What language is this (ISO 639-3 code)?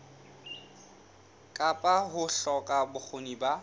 sot